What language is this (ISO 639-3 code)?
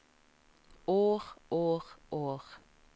nor